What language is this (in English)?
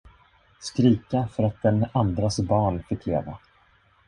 Swedish